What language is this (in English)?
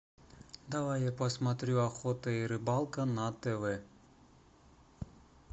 Russian